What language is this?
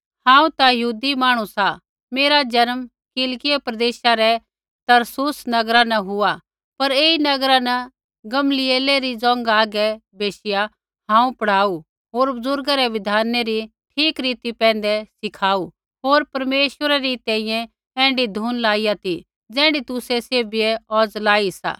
Kullu Pahari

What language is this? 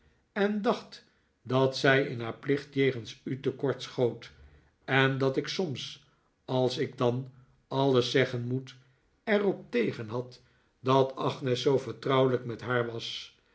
Dutch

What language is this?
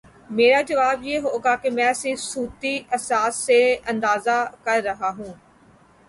Urdu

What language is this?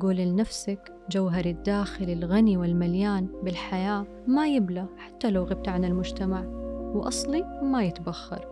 Arabic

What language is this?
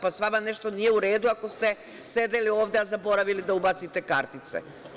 Serbian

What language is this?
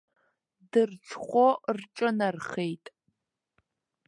Abkhazian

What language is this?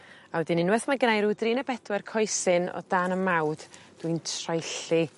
Welsh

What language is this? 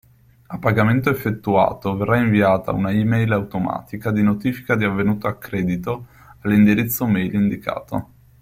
Italian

